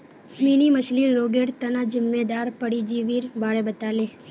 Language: Magahi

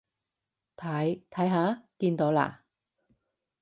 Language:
Cantonese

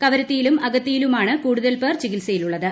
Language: Malayalam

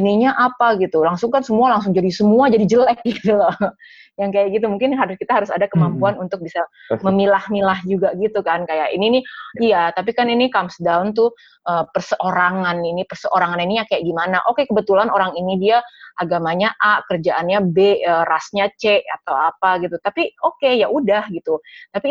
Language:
Indonesian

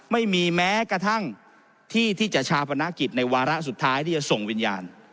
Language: Thai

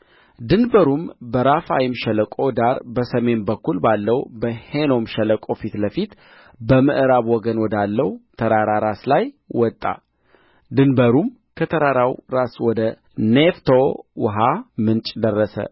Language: Amharic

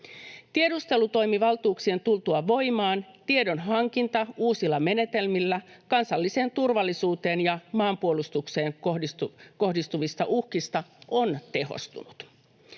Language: Finnish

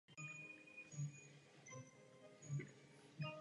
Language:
Czech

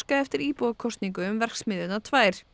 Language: Icelandic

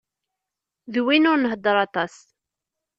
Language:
Kabyle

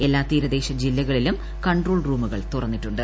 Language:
Malayalam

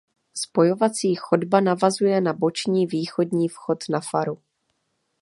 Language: Czech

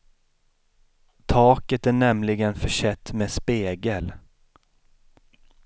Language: Swedish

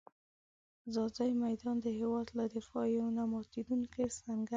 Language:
Pashto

